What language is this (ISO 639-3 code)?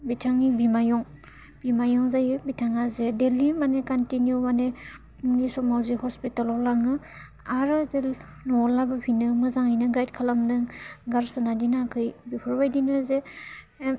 brx